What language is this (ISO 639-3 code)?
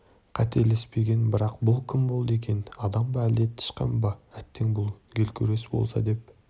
kaz